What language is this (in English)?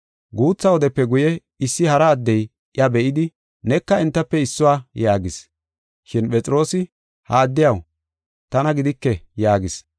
Gofa